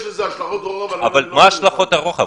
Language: Hebrew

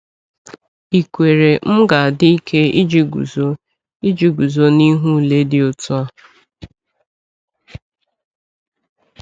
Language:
Igbo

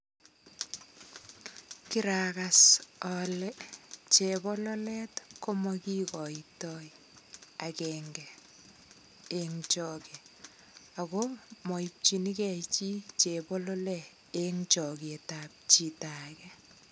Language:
Kalenjin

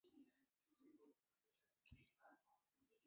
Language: Chinese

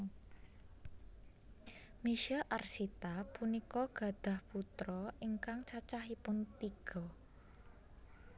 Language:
Javanese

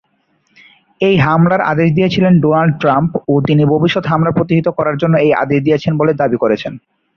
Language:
Bangla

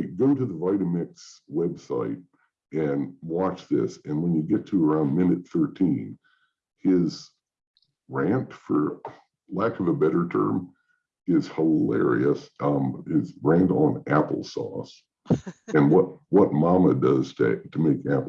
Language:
English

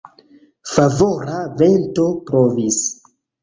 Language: Esperanto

